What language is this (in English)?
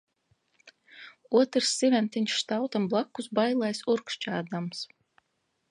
Latvian